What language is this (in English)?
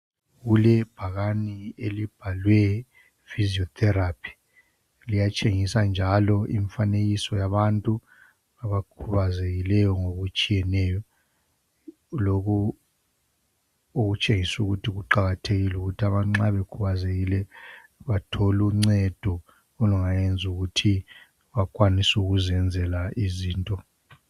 North Ndebele